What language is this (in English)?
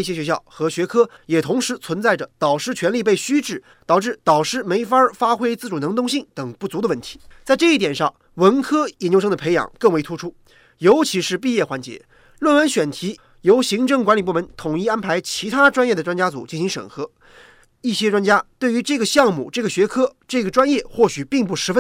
Chinese